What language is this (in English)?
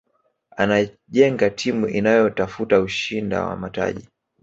Swahili